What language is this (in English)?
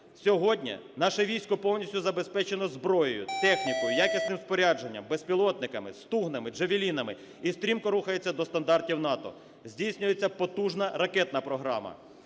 Ukrainian